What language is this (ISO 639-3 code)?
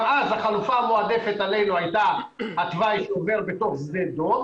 heb